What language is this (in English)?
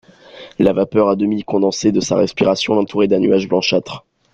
French